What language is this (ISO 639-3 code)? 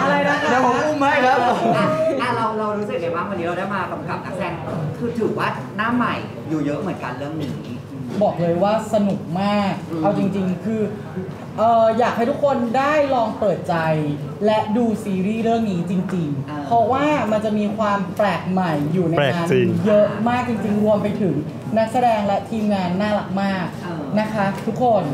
tha